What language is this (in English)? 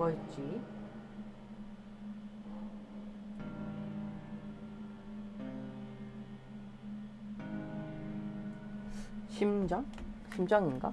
Korean